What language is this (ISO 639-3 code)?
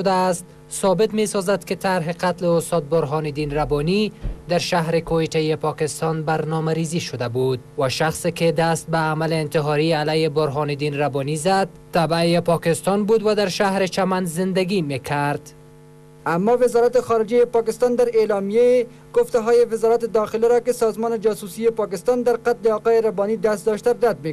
fas